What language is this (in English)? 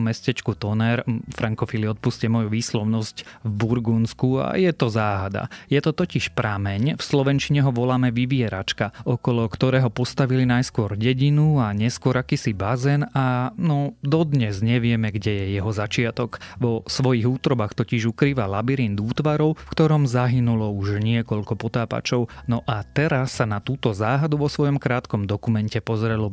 Slovak